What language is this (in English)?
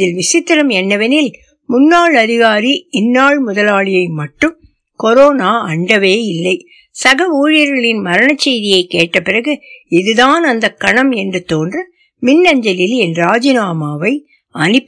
Tamil